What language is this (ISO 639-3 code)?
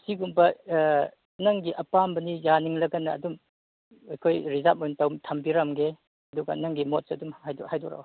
mni